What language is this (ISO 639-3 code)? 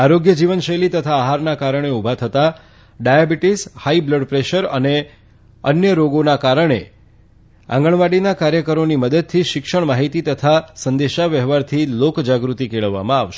guj